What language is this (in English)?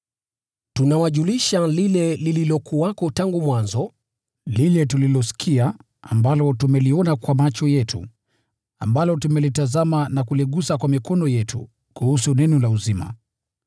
Swahili